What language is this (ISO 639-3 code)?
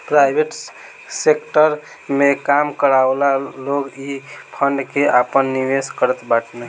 bho